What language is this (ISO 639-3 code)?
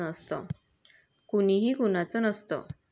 mar